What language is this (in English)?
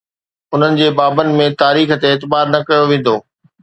Sindhi